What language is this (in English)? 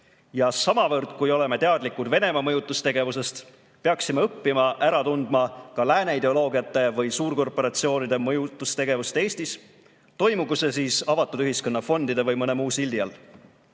Estonian